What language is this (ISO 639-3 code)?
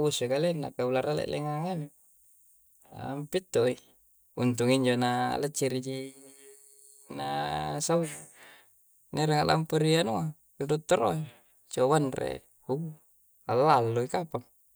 kjc